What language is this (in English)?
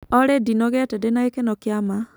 Kikuyu